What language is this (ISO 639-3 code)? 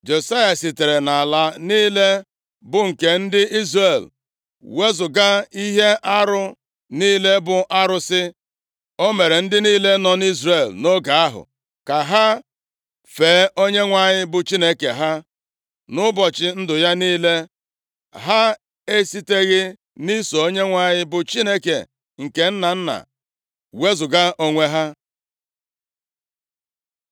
ibo